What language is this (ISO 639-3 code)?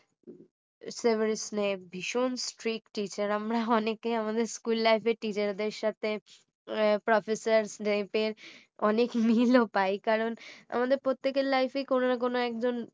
ben